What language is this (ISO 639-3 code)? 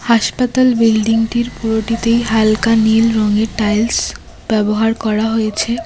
ben